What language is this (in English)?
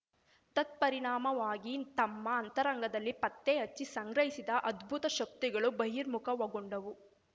Kannada